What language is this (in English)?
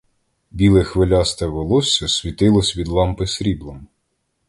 Ukrainian